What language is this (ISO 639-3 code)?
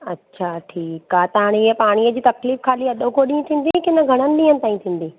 snd